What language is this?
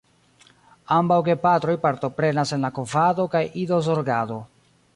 Esperanto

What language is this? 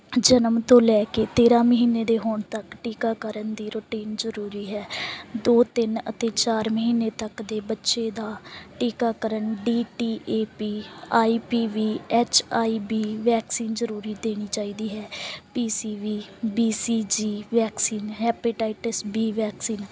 Punjabi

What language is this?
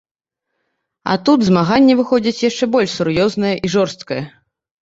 Belarusian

